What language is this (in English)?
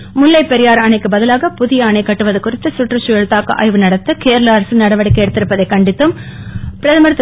Tamil